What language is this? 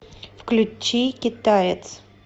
Russian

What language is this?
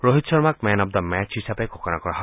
Assamese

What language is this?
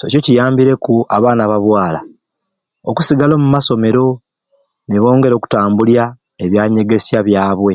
Ruuli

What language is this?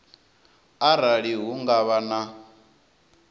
Venda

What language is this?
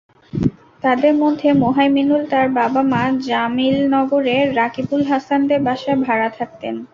Bangla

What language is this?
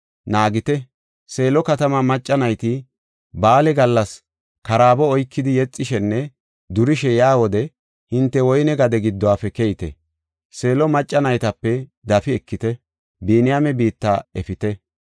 Gofa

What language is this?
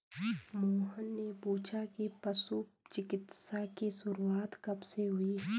Hindi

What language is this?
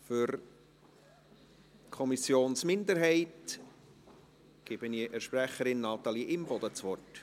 Swiss German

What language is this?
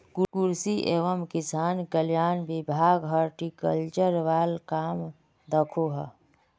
Magahi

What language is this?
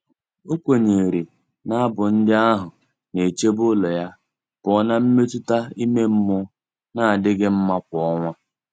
Igbo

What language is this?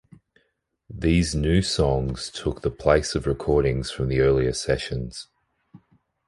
English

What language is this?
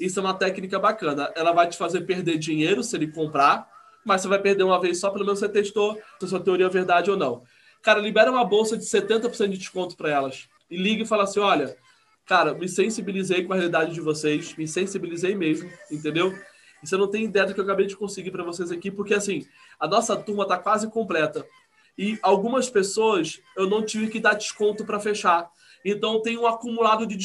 Portuguese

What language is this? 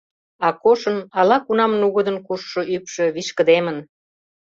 Mari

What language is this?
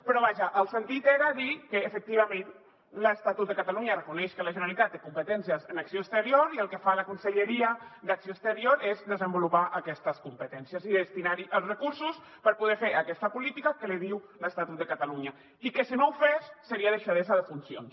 Catalan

